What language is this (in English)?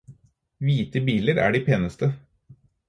Norwegian Bokmål